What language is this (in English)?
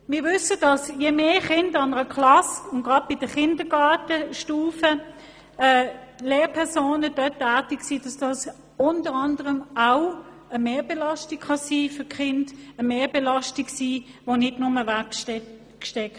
Swiss German